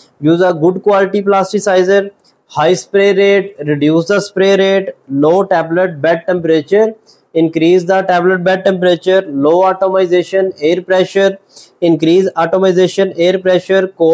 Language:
English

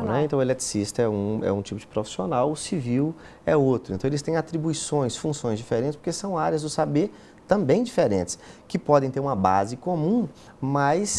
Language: Portuguese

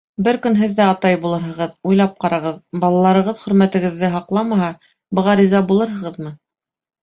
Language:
Bashkir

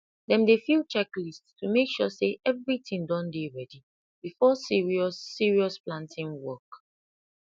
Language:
Nigerian Pidgin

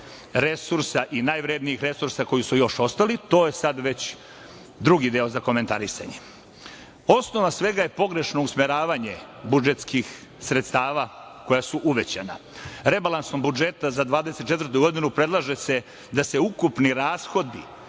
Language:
Serbian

